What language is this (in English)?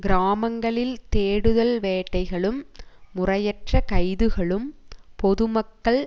Tamil